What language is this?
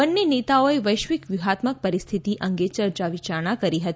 Gujarati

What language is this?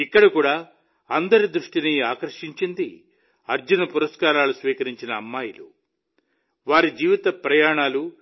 Telugu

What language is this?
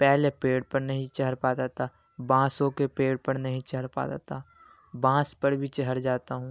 Urdu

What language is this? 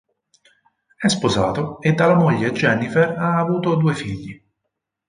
Italian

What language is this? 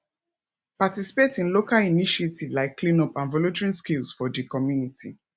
Nigerian Pidgin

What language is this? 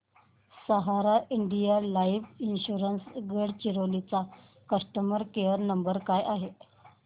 Marathi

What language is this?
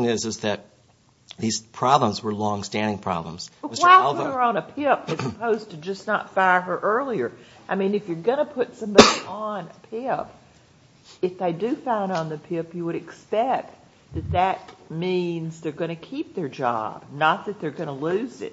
English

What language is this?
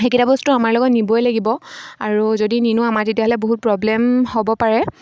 Assamese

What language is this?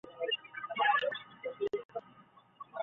Chinese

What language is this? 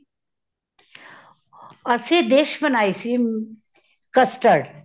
Punjabi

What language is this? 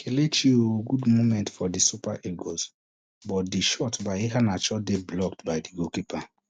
Nigerian Pidgin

